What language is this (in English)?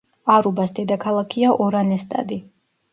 Georgian